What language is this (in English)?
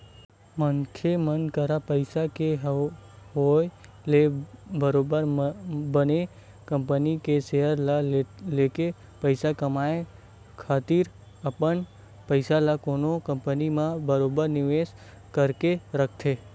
Chhattisgarhi